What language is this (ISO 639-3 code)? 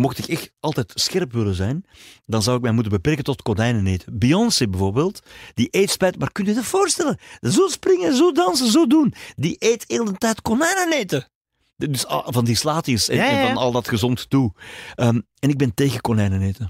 nld